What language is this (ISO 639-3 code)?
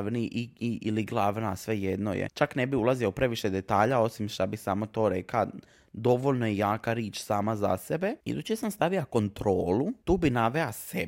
hrv